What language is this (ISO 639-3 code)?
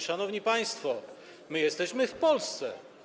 pol